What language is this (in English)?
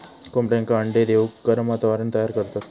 Marathi